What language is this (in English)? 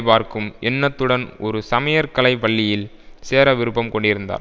Tamil